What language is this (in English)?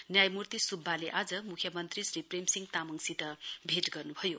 Nepali